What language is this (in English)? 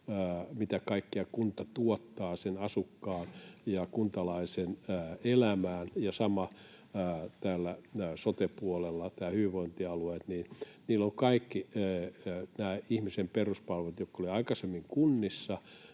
Finnish